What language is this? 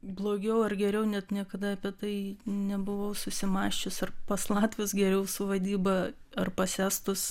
Lithuanian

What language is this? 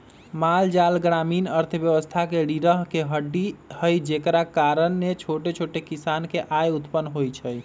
Magahi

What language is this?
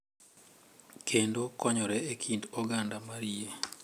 Luo (Kenya and Tanzania)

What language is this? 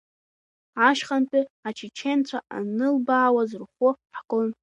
Abkhazian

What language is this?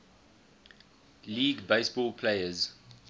English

